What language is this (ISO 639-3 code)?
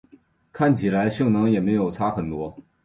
zho